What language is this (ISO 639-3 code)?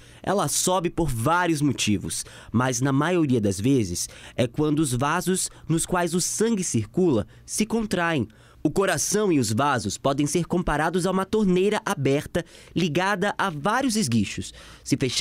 por